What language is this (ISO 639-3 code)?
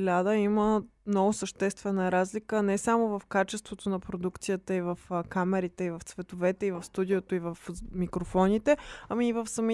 bul